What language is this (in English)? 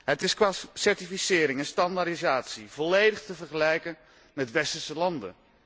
Dutch